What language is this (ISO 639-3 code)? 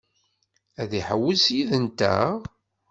kab